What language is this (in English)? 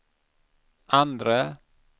Swedish